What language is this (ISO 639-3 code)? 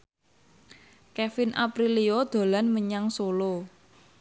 jav